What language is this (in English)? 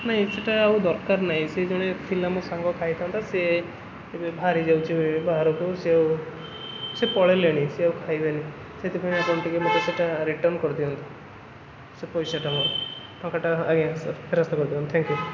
Odia